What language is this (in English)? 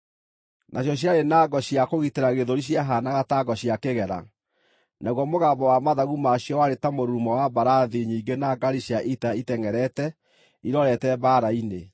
Kikuyu